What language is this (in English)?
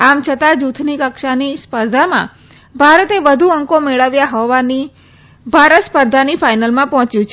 Gujarati